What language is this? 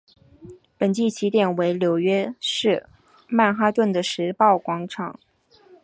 Chinese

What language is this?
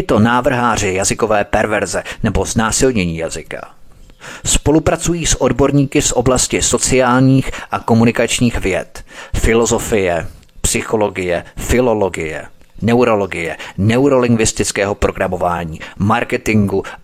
Czech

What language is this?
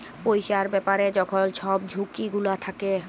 Bangla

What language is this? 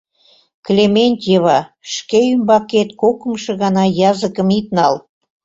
Mari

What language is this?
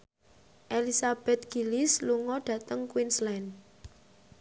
Javanese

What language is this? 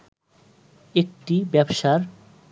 Bangla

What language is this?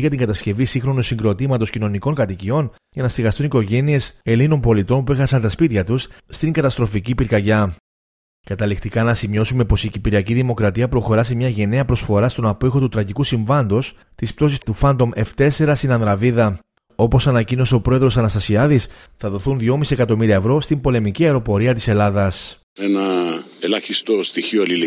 Greek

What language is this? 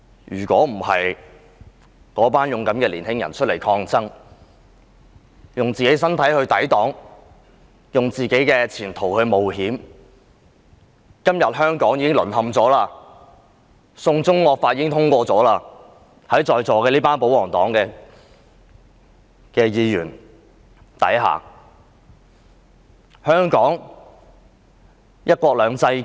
Cantonese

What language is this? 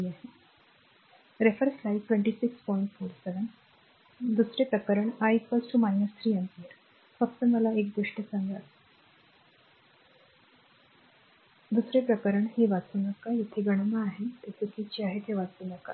Marathi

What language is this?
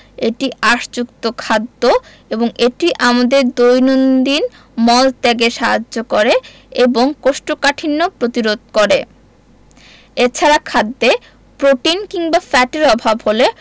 Bangla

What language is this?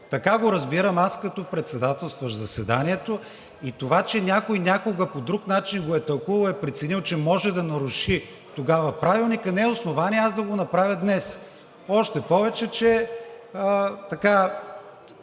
Bulgarian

